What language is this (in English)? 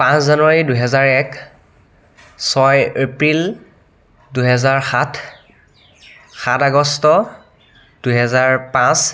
Assamese